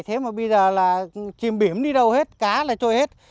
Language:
Vietnamese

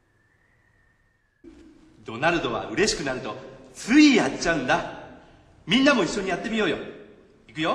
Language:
Japanese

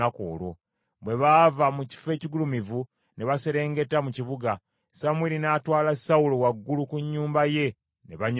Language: Ganda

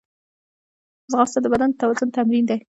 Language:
Pashto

